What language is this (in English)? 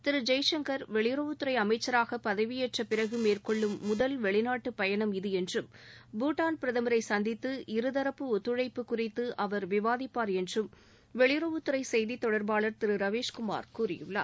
Tamil